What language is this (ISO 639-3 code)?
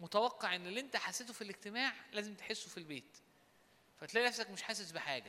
ara